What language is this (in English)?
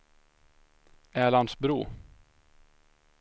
Swedish